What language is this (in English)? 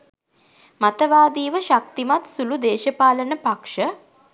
Sinhala